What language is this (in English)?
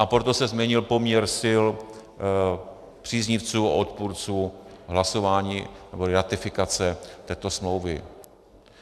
Czech